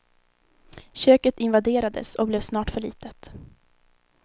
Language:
Swedish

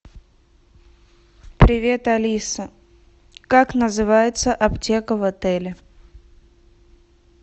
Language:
Russian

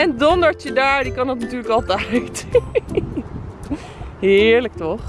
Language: Dutch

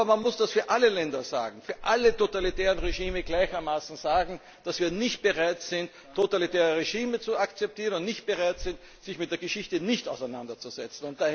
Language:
German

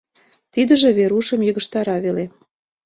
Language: Mari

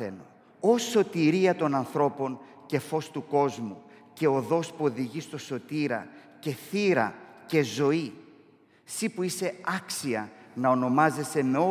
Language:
Greek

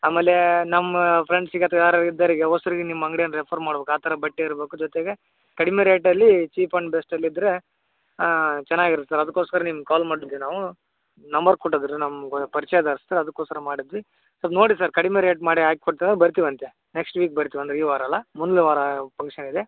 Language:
Kannada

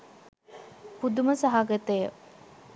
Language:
Sinhala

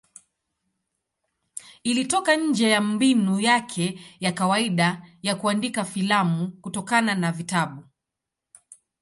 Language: Swahili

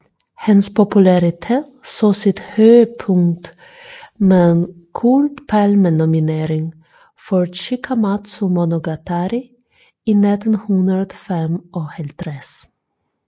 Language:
Danish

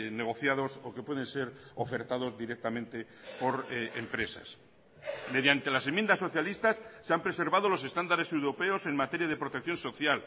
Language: Spanish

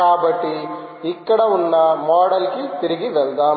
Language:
Telugu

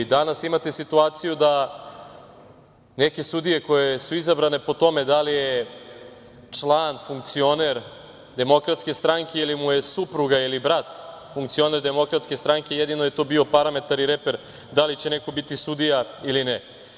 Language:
Serbian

